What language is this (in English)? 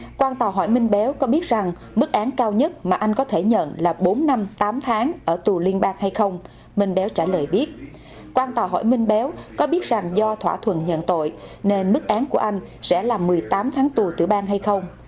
Vietnamese